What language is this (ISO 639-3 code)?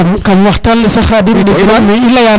srr